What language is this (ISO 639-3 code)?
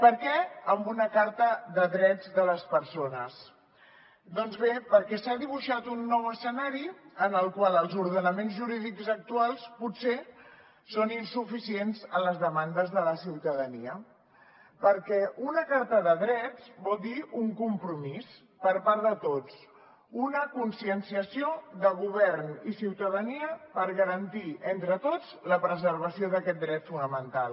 cat